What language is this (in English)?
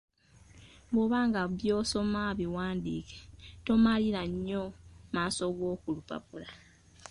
Ganda